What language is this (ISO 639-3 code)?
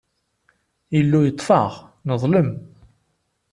kab